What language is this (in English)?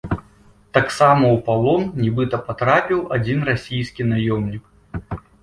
Belarusian